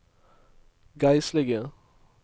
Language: Norwegian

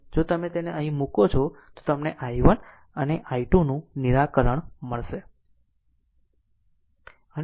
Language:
Gujarati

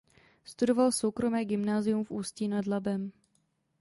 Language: Czech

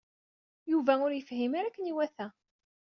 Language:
Kabyle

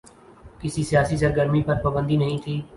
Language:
Urdu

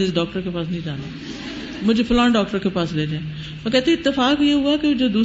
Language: Urdu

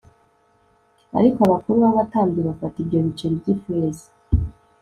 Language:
Kinyarwanda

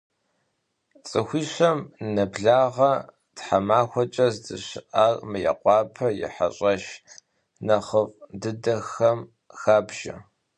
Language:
Kabardian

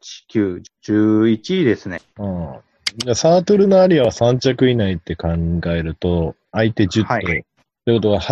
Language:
Japanese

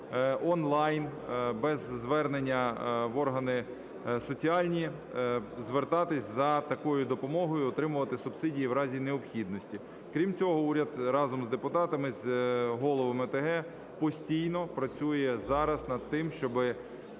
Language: Ukrainian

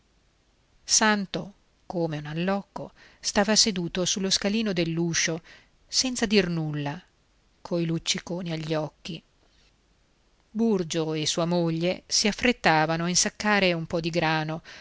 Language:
Italian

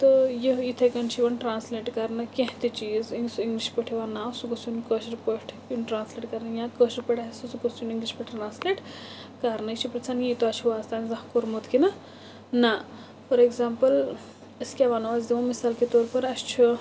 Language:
Kashmiri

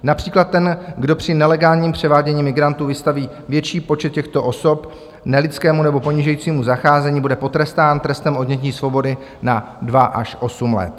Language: Czech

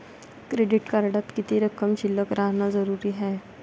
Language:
Marathi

